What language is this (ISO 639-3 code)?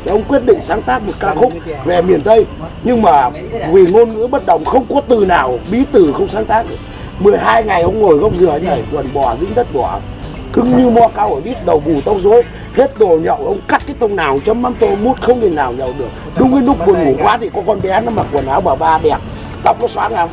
vie